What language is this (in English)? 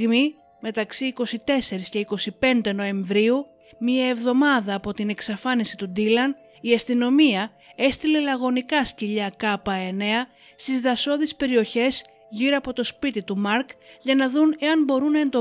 Greek